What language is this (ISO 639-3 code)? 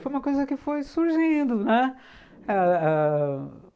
por